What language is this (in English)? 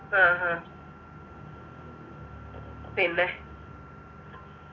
Malayalam